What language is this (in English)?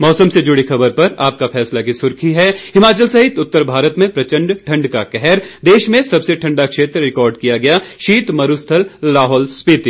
Hindi